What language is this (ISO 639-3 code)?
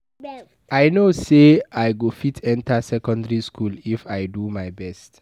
pcm